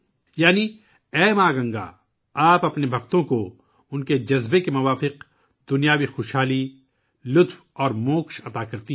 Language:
Urdu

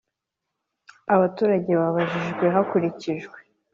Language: Kinyarwanda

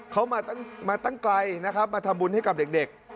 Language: Thai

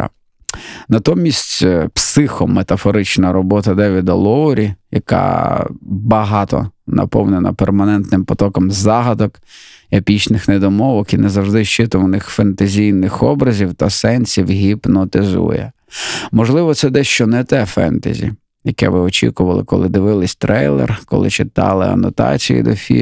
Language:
Ukrainian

